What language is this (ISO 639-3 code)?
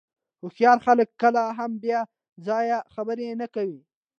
pus